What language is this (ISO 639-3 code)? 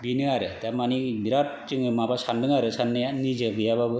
brx